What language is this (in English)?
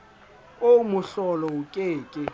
Southern Sotho